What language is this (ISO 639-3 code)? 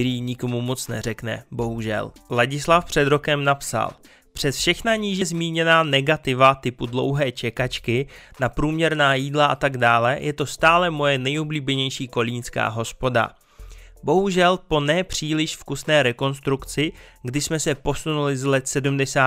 ces